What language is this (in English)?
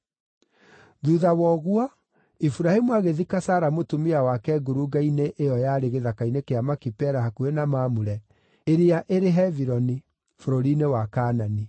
Kikuyu